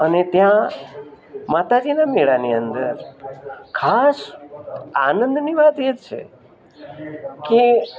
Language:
Gujarati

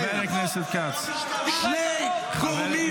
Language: Hebrew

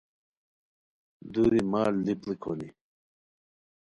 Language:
Khowar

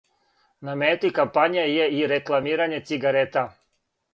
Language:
Serbian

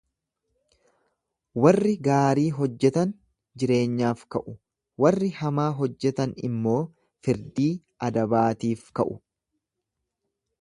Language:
Oromo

